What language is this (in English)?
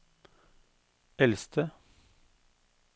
Norwegian